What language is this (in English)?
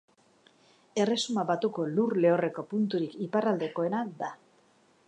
Basque